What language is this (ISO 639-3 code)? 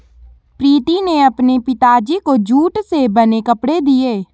hin